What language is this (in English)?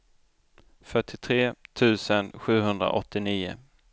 Swedish